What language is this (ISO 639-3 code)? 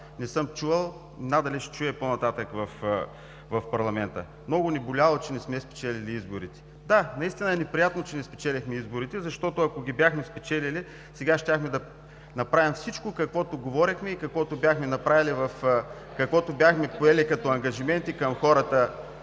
bul